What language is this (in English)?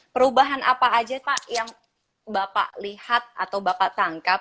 Indonesian